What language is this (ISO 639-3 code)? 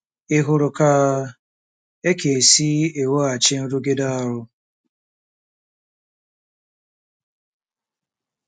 ibo